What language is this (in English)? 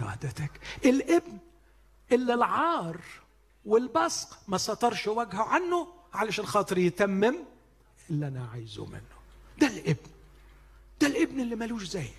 Arabic